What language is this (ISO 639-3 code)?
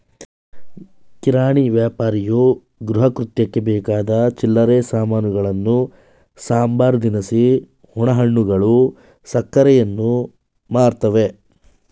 kan